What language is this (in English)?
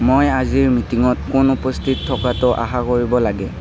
Assamese